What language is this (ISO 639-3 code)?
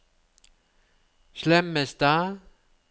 nor